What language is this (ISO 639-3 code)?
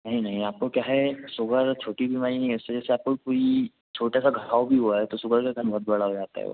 hin